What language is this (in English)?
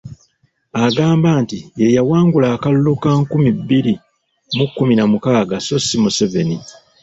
Ganda